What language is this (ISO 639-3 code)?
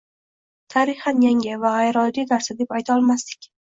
uzb